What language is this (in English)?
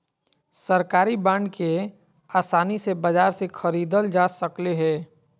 Magahi